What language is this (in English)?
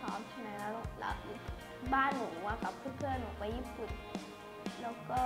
Thai